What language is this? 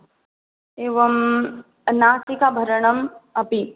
Sanskrit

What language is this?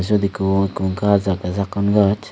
Chakma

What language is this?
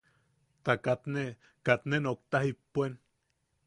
Yaqui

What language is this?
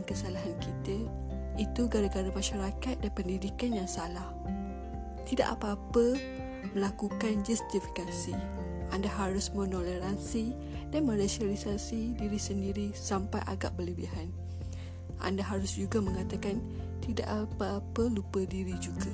Malay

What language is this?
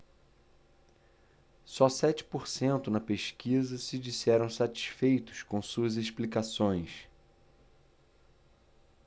Portuguese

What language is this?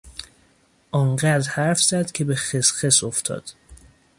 Persian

